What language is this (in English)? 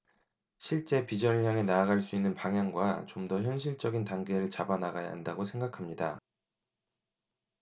Korean